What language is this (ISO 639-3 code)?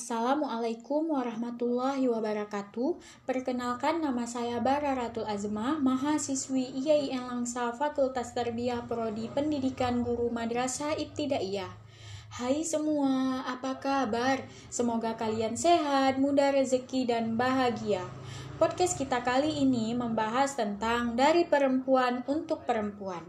ind